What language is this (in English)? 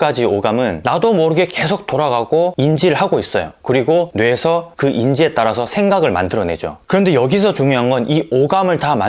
Korean